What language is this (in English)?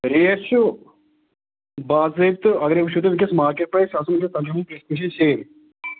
Kashmiri